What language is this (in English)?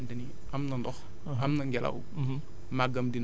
Wolof